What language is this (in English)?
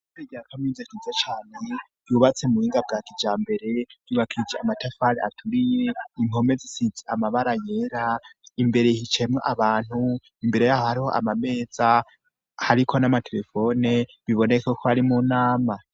Rundi